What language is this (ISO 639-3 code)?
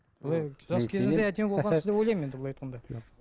kaz